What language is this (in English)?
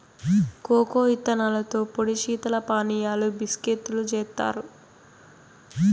Telugu